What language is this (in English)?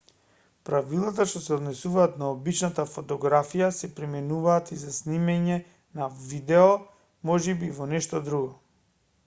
Macedonian